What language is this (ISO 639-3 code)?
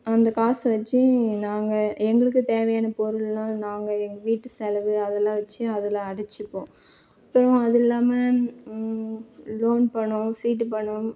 tam